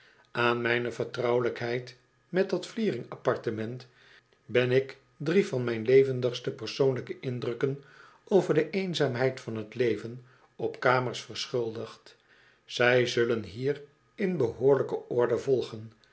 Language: Dutch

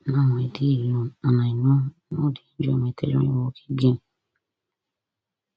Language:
Nigerian Pidgin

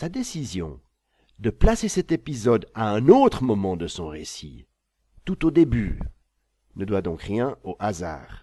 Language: French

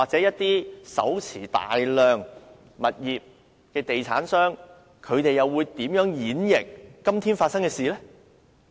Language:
Cantonese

